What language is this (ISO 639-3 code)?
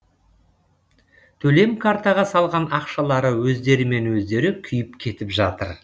kaz